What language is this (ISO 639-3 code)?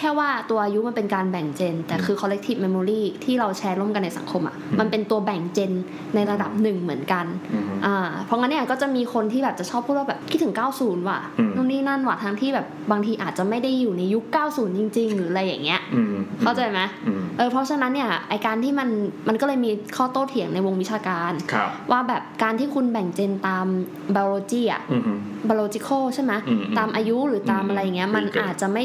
tha